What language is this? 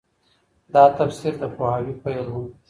Pashto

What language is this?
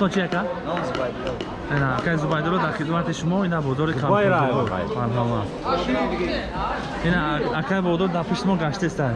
Tajik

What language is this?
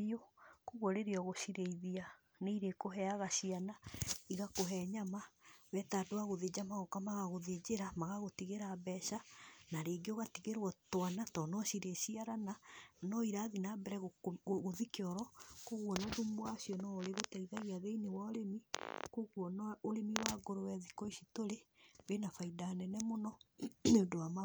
Kikuyu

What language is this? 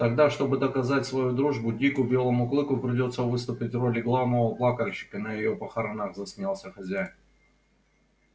Russian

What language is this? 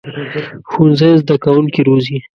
Pashto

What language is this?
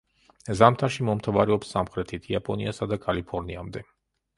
Georgian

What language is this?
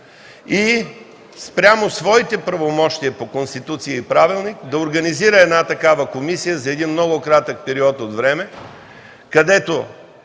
Bulgarian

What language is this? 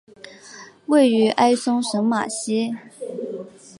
Chinese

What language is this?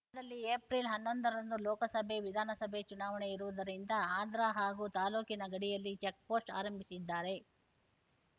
Kannada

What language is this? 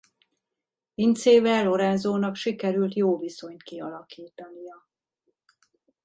Hungarian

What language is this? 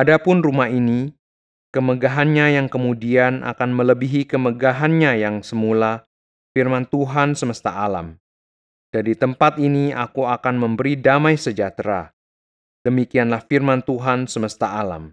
Indonesian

